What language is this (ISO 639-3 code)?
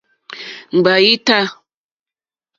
bri